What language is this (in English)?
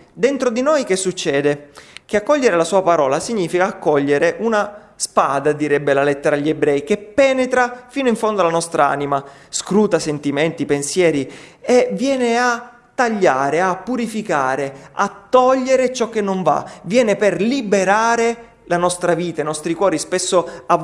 Italian